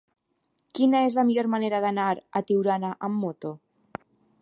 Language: Catalan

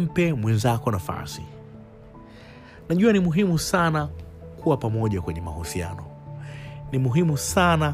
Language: Swahili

